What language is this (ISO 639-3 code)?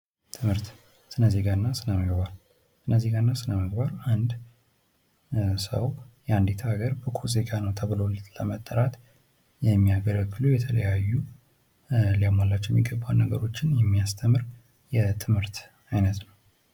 amh